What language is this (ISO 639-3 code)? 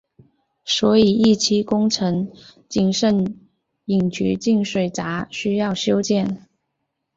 zho